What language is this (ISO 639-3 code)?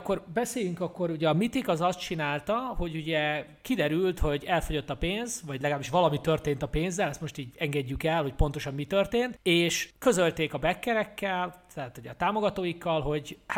hun